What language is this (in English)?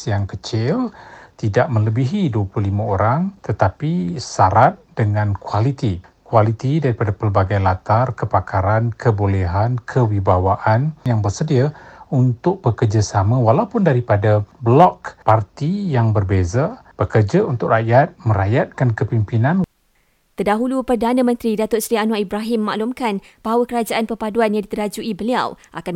Malay